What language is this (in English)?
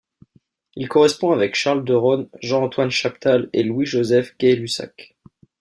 French